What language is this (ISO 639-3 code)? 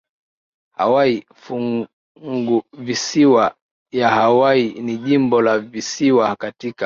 swa